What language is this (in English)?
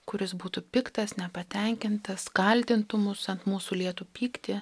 Lithuanian